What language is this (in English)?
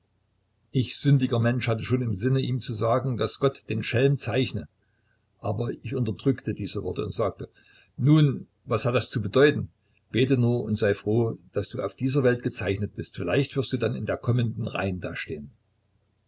German